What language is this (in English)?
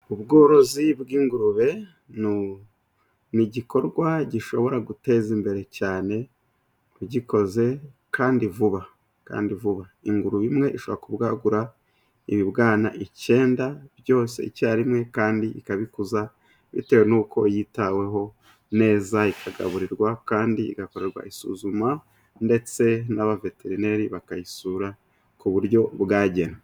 Kinyarwanda